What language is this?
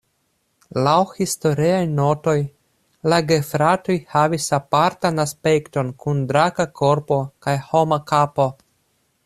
Esperanto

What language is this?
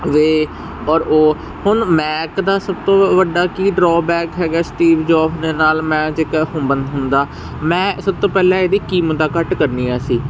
Punjabi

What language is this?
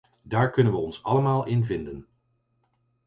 Dutch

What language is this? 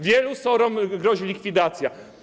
Polish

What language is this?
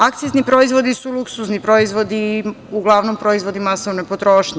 Serbian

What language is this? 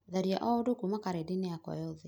Kikuyu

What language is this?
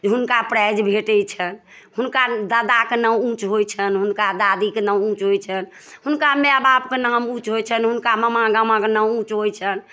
Maithili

